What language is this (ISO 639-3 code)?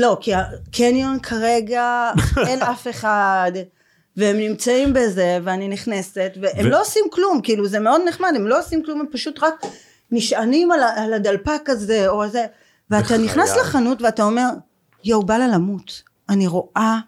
heb